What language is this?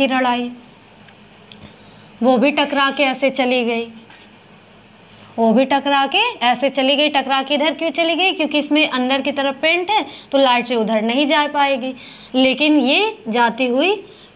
Hindi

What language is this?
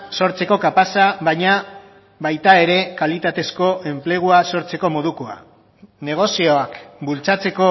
Basque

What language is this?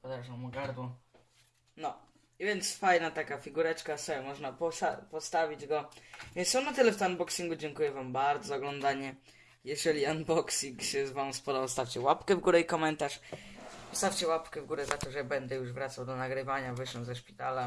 Polish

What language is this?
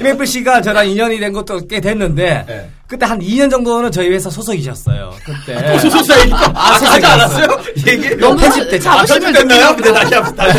Korean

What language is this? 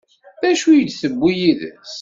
Kabyle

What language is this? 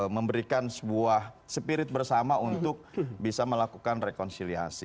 Indonesian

